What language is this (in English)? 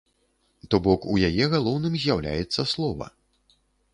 Belarusian